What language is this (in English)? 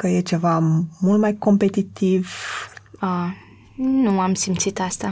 Romanian